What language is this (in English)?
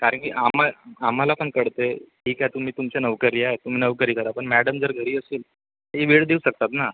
Marathi